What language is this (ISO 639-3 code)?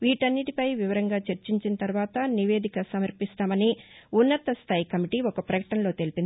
tel